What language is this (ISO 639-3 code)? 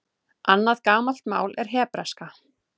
isl